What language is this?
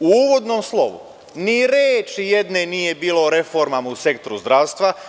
Serbian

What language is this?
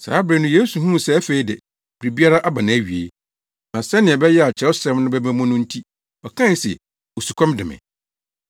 Akan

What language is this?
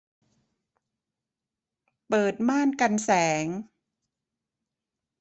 Thai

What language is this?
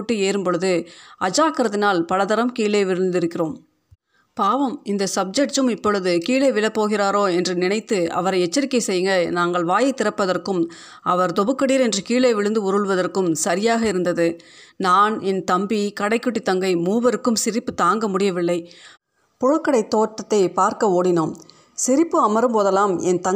Tamil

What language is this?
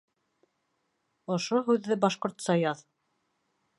Bashkir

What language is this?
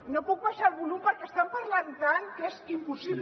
Catalan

